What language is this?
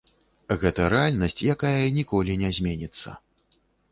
Belarusian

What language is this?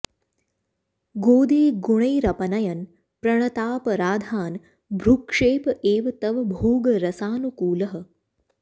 Sanskrit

